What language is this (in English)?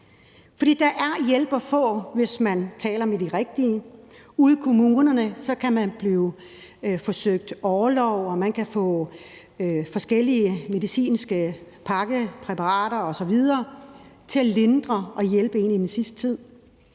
Danish